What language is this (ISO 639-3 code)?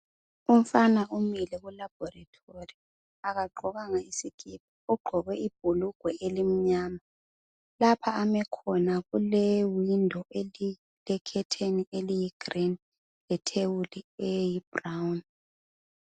nde